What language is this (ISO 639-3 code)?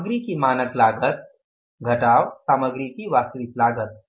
hin